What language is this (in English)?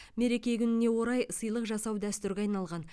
Kazakh